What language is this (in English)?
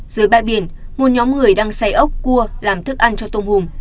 Vietnamese